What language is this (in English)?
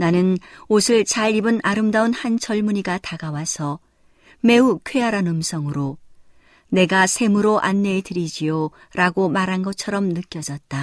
Korean